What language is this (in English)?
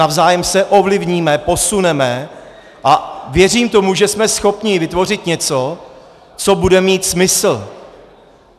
Czech